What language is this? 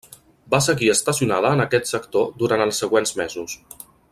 Catalan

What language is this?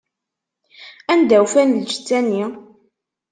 Kabyle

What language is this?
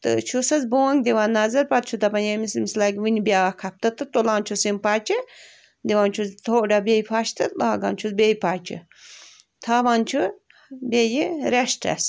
Kashmiri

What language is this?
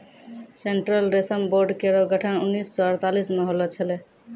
Maithili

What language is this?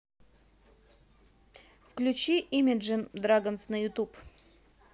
Russian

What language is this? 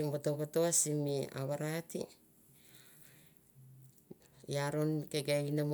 Mandara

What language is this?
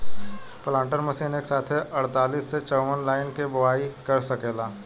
Bhojpuri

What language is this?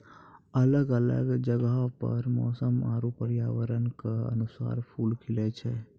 Maithili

